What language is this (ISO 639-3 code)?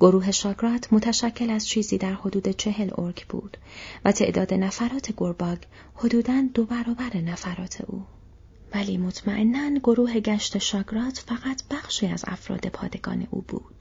fas